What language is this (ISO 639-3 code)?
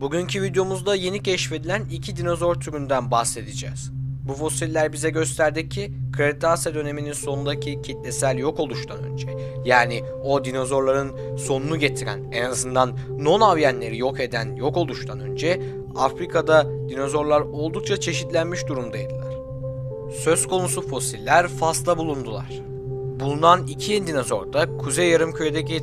tur